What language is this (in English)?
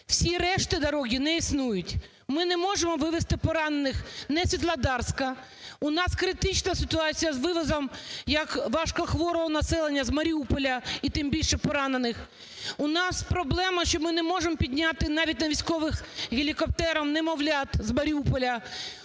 Ukrainian